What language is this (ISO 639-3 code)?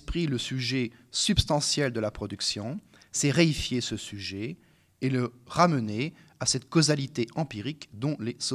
fra